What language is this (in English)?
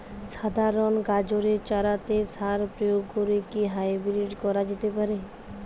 Bangla